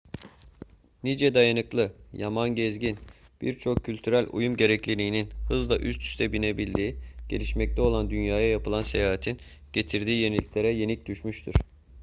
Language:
Turkish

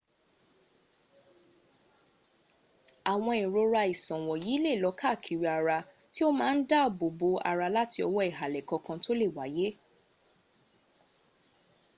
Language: Yoruba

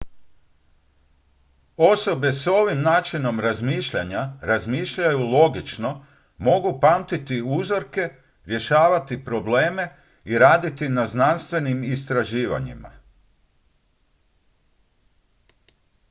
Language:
Croatian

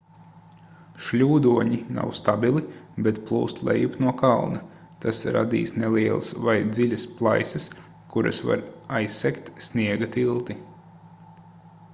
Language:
Latvian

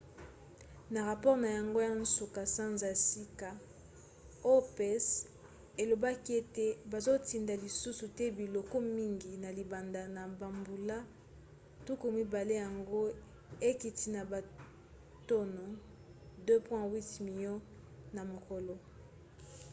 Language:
Lingala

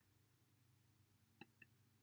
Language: Welsh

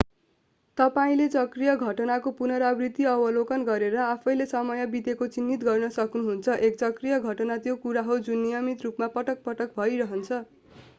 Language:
Nepali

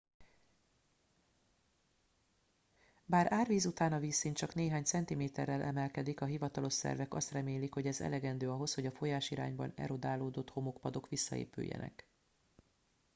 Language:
Hungarian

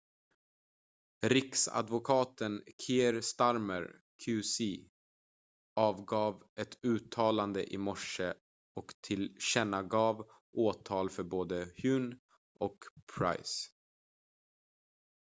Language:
Swedish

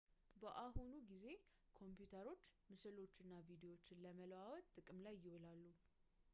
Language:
Amharic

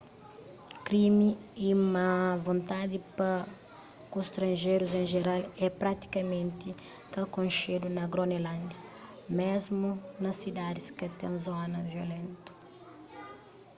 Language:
Kabuverdianu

